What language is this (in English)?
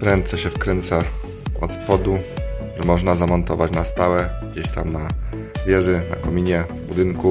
Polish